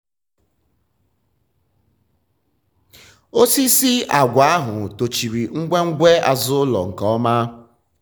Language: Igbo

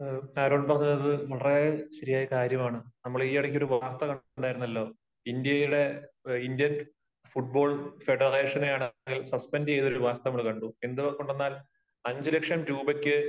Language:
Malayalam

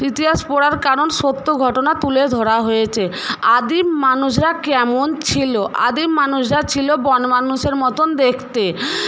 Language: Bangla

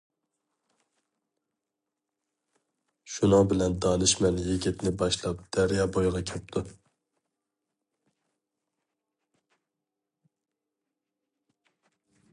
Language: Uyghur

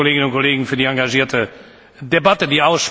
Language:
German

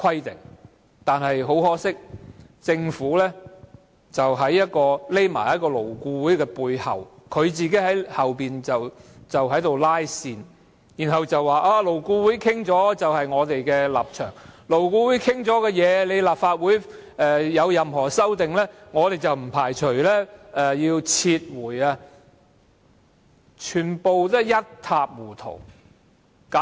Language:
Cantonese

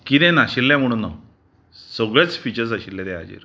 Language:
Konkani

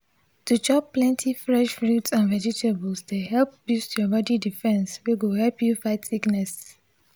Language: Nigerian Pidgin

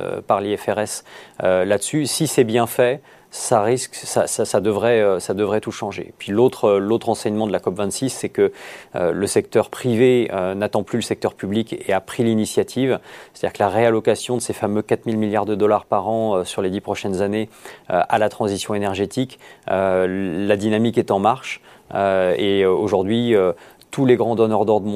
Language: French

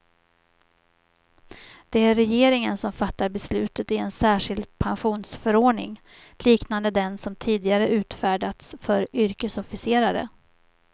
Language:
Swedish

